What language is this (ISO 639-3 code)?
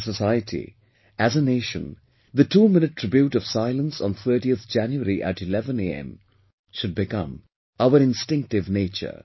eng